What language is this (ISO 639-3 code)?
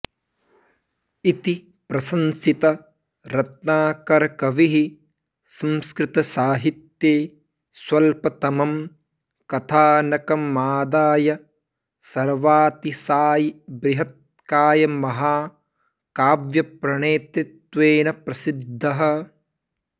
san